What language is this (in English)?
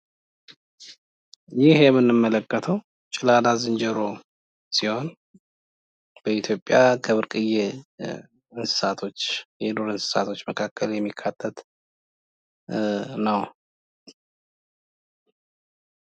Amharic